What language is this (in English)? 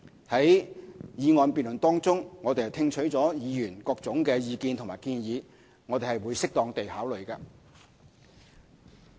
Cantonese